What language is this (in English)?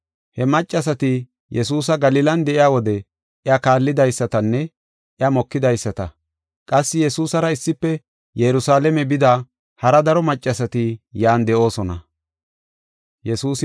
Gofa